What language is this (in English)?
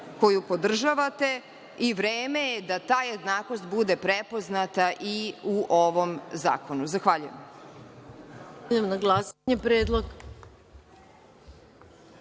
Serbian